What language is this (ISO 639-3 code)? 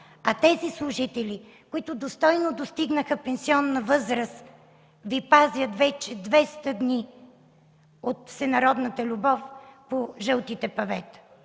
bul